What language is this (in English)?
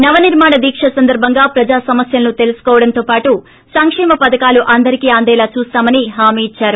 Telugu